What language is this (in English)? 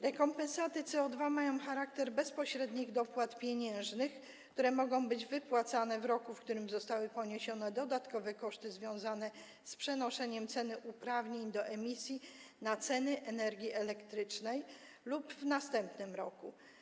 Polish